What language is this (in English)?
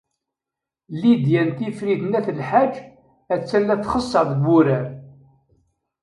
Kabyle